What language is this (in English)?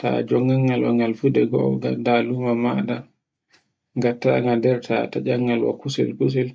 Borgu Fulfulde